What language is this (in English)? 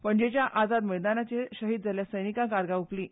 Konkani